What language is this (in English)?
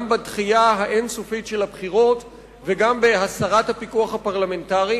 Hebrew